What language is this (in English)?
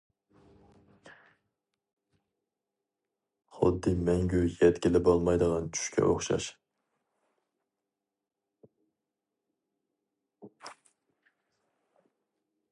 Uyghur